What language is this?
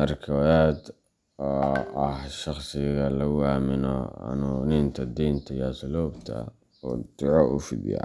Somali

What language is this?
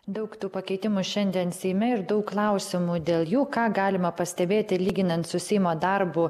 Lithuanian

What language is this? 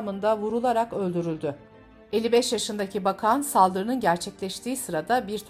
Turkish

